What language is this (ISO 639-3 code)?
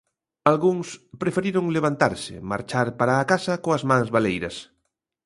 glg